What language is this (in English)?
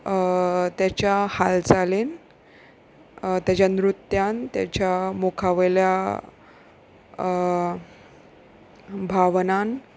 Konkani